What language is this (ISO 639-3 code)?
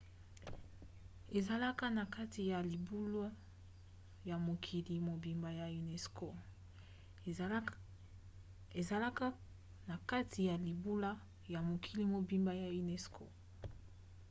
lin